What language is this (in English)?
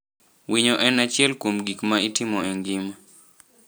Luo (Kenya and Tanzania)